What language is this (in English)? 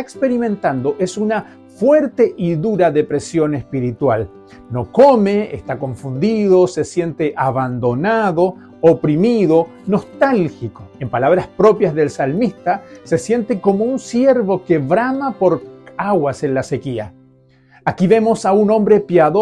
Spanish